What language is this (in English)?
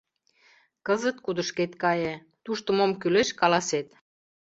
Mari